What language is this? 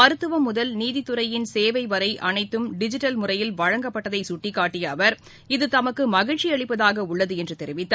Tamil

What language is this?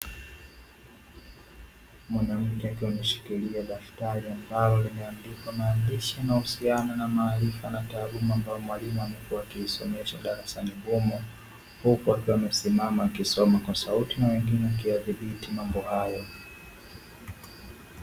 Swahili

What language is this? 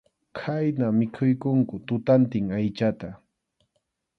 Arequipa-La Unión Quechua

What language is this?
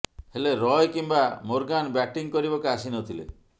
Odia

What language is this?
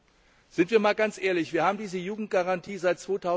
German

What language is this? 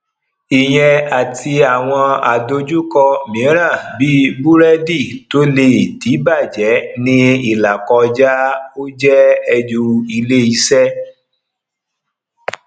Yoruba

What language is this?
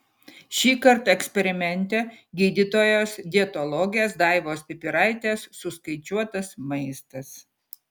Lithuanian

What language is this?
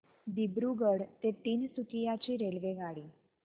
Marathi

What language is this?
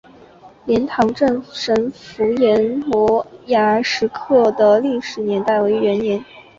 Chinese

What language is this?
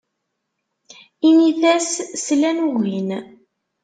Kabyle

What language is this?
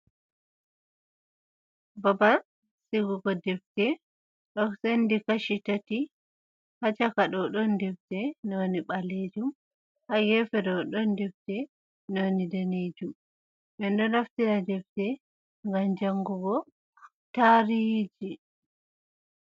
Fula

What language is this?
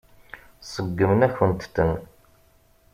Kabyle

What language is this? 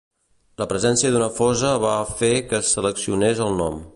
Catalan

